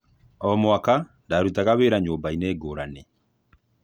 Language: Kikuyu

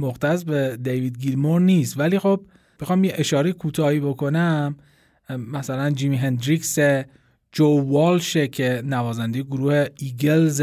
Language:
Persian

